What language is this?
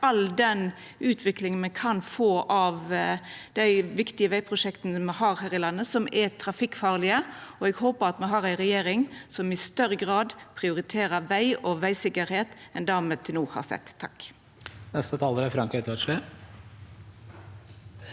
Norwegian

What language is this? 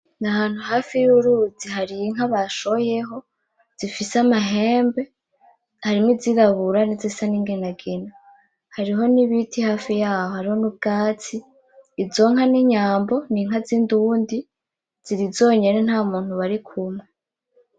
Rundi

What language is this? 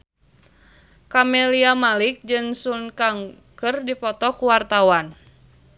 Sundanese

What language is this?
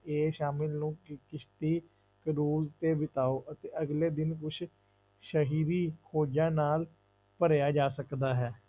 Punjabi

